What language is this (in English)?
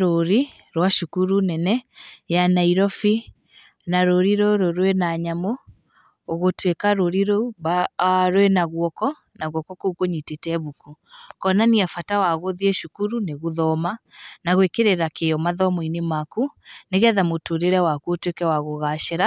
Kikuyu